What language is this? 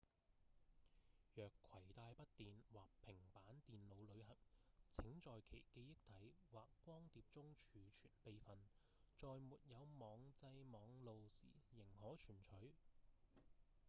Cantonese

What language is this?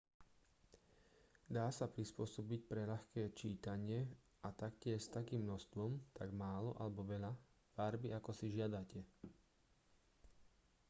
Slovak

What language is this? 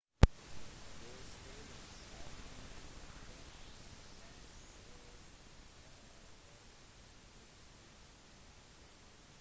Norwegian Bokmål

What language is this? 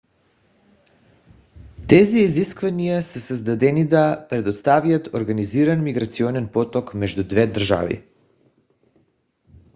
Bulgarian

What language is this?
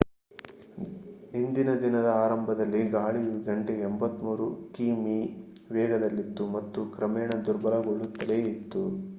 Kannada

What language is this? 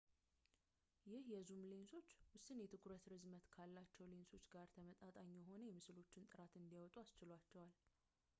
Amharic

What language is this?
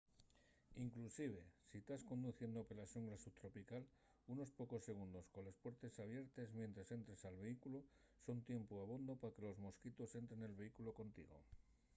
Asturian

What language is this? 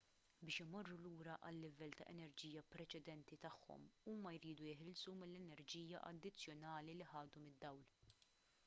Maltese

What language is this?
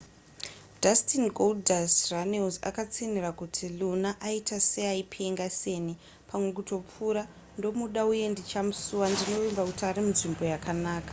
Shona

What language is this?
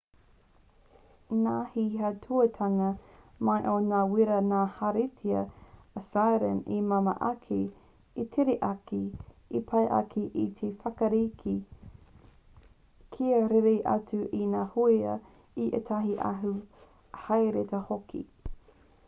Māori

